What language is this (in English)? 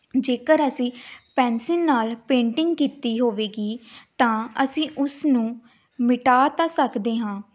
Punjabi